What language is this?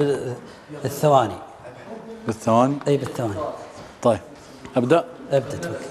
Arabic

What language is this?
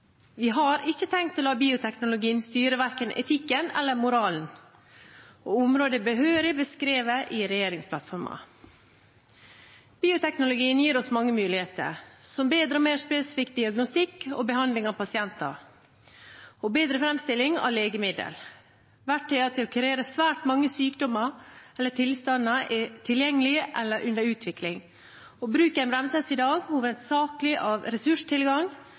Norwegian Bokmål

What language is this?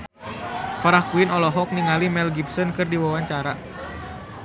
Sundanese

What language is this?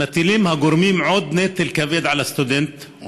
Hebrew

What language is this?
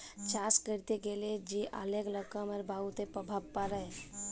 Bangla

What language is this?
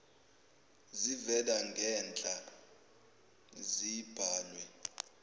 Zulu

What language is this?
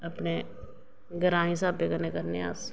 Dogri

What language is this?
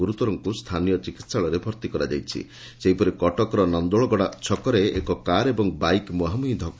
Odia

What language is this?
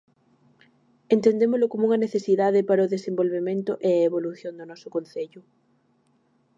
Galician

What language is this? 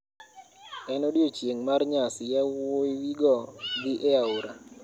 Luo (Kenya and Tanzania)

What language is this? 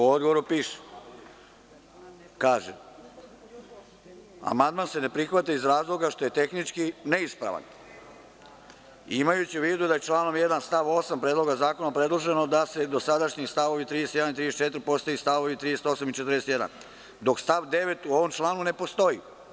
Serbian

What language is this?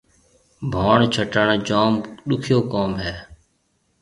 Marwari (Pakistan)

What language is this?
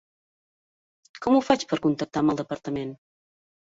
Catalan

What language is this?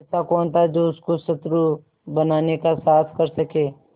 Hindi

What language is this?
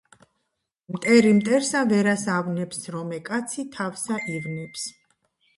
Georgian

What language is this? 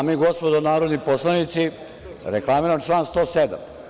Serbian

